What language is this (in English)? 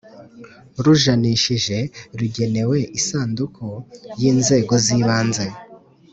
Kinyarwanda